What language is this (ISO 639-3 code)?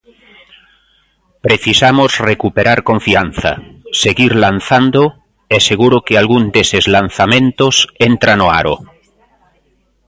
glg